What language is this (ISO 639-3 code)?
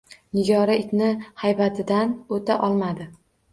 uzb